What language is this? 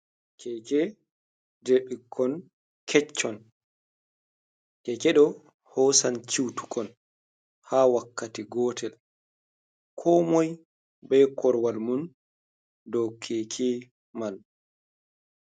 Fula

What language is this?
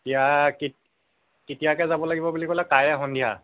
Assamese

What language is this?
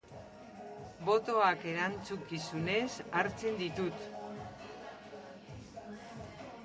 Basque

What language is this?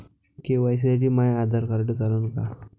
Marathi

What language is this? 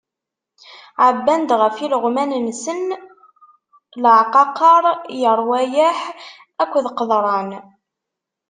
Kabyle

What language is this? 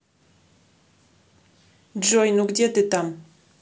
Russian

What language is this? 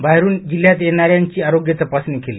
Marathi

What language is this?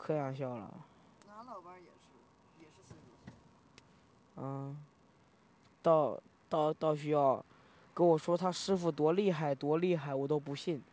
Chinese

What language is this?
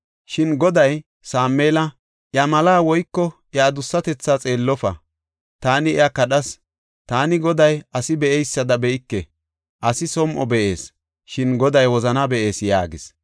Gofa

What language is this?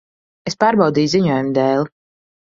Latvian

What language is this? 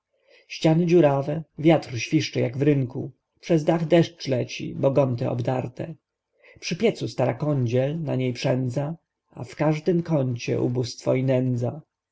Polish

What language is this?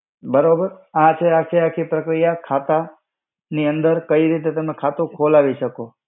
Gujarati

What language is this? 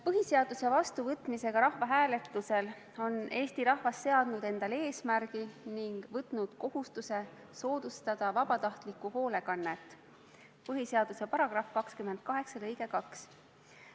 Estonian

